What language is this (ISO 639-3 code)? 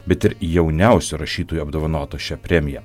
lit